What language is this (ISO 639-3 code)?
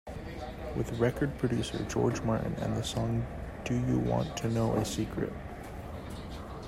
eng